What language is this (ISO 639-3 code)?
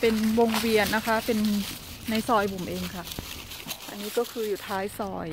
tha